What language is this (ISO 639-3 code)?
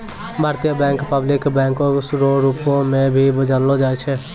mai